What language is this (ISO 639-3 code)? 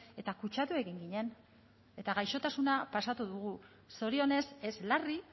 eus